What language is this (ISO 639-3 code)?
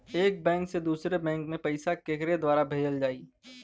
bho